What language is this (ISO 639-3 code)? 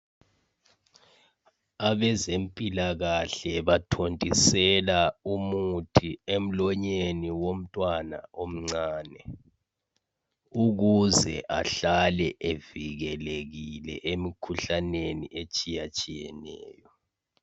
nde